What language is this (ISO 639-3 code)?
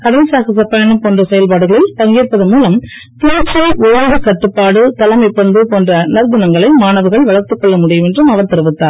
tam